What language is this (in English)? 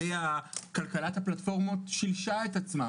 Hebrew